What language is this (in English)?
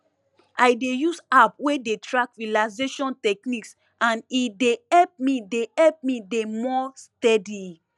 Nigerian Pidgin